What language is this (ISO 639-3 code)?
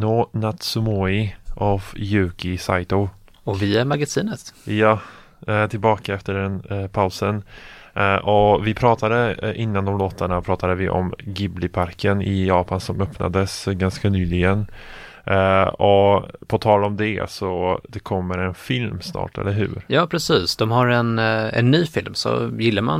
swe